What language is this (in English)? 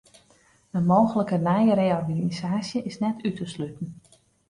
Western Frisian